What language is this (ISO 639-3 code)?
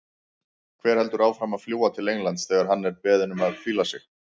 isl